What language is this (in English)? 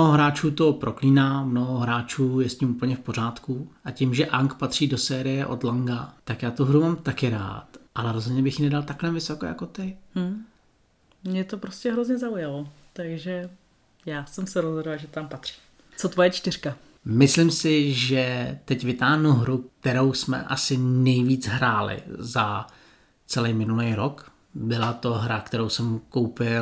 Czech